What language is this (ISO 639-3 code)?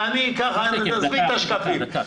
heb